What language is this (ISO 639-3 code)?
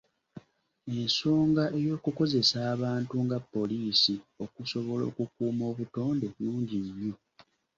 lug